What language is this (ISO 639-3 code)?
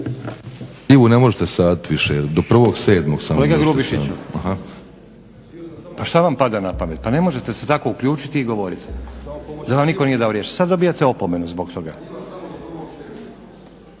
hrv